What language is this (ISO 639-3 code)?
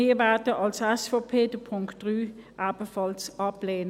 gsw